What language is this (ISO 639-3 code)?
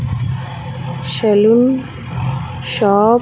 tel